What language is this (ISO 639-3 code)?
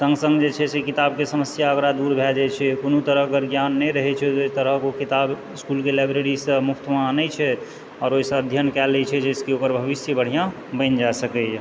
mai